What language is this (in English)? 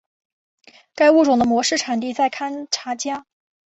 Chinese